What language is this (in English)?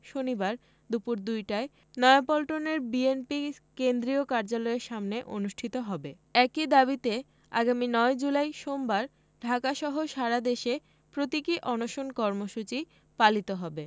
Bangla